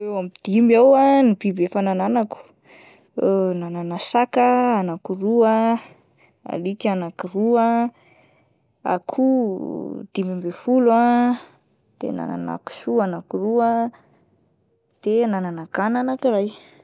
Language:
Malagasy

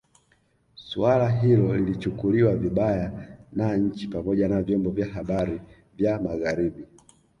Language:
Swahili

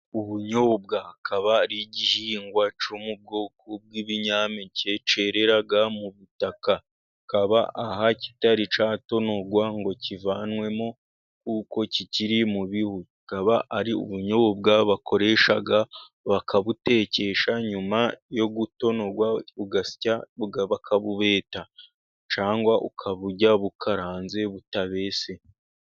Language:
Kinyarwanda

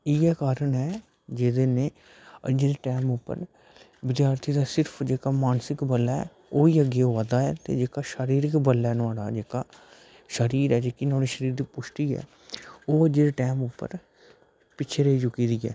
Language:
Dogri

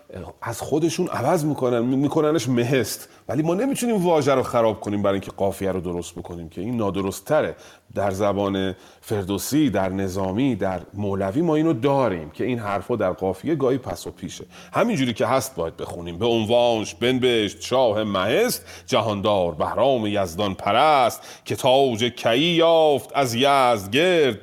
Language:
Persian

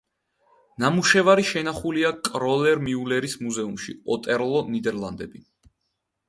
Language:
Georgian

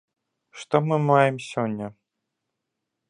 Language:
Belarusian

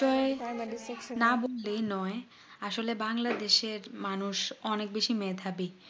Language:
Bangla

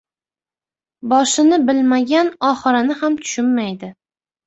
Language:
Uzbek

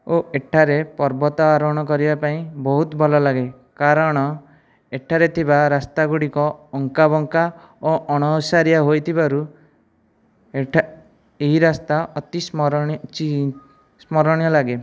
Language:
Odia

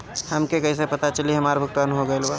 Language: Bhojpuri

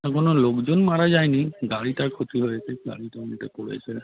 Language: Bangla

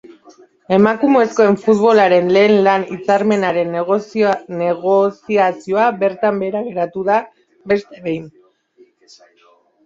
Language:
Basque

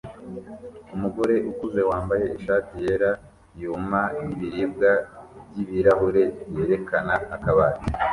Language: Kinyarwanda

